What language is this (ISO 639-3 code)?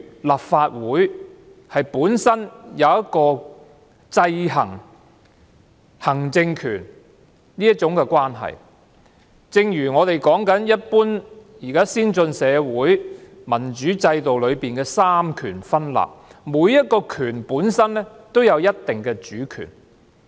yue